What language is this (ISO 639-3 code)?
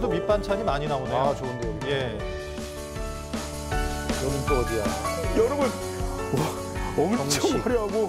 kor